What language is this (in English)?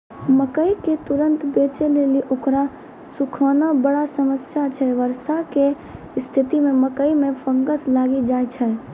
Maithili